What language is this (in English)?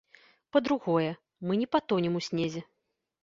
Belarusian